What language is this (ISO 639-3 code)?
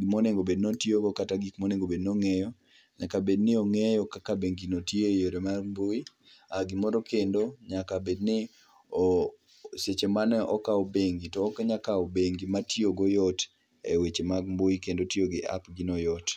luo